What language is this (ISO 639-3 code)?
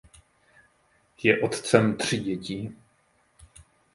ces